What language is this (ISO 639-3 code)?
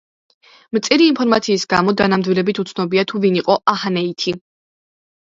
kat